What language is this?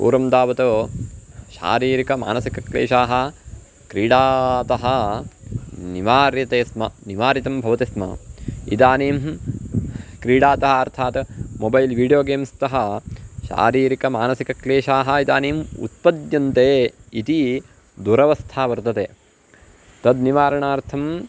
Sanskrit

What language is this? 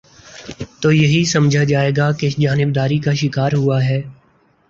Urdu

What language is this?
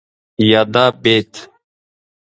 Pashto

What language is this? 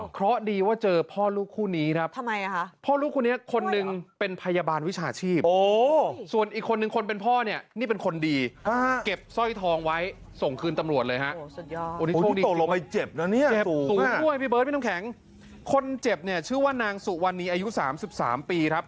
Thai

